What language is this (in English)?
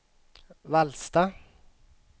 Swedish